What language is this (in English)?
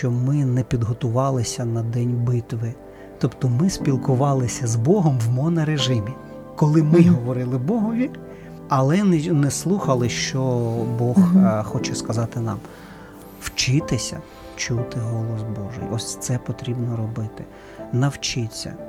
Ukrainian